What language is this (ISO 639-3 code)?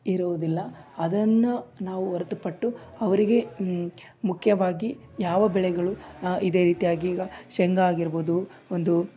kan